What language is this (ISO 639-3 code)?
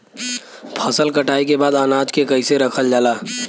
bho